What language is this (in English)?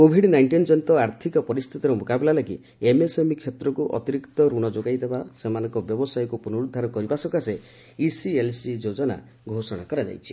Odia